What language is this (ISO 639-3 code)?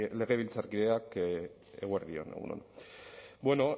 eus